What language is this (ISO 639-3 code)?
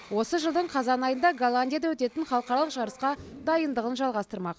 kaz